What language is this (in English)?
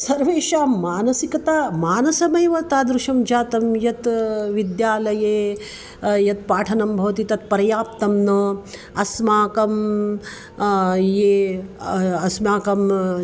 Sanskrit